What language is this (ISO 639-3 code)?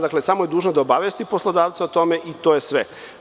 srp